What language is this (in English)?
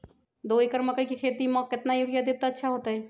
Magahi